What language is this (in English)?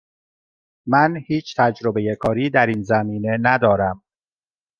Persian